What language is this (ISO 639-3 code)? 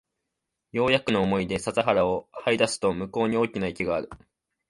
jpn